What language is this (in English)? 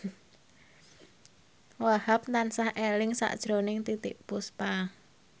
Javanese